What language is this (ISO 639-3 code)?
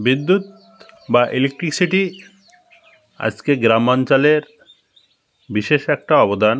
ben